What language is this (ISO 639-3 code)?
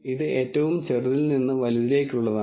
mal